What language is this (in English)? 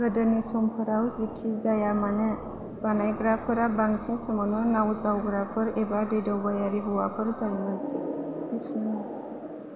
Bodo